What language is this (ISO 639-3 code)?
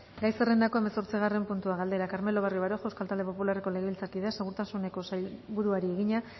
eus